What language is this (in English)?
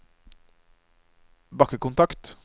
Norwegian